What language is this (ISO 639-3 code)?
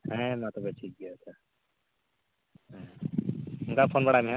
sat